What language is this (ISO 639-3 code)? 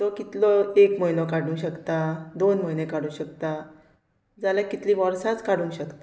kok